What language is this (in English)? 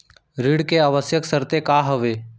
Chhattisgarhi